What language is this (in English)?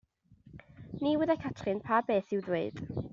Welsh